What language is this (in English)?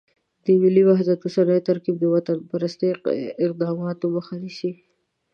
Pashto